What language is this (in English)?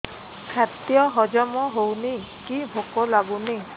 Odia